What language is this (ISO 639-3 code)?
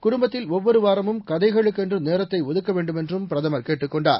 tam